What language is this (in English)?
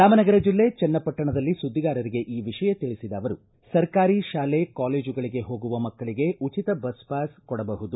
Kannada